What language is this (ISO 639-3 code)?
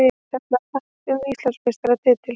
isl